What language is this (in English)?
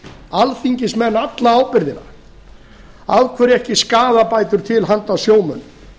Icelandic